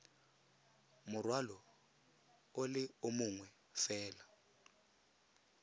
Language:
Tswana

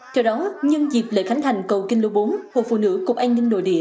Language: Vietnamese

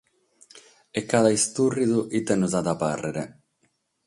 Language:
Sardinian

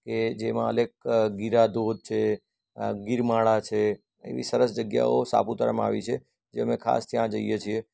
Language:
Gujarati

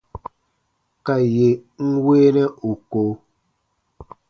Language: Baatonum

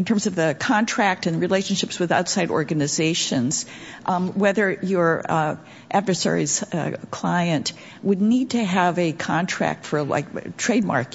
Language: English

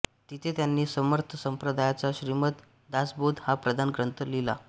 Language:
Marathi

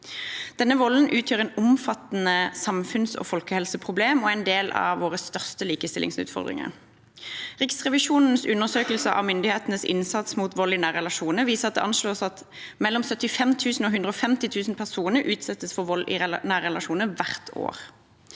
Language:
Norwegian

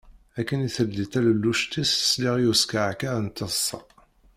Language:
Kabyle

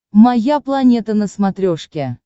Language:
Russian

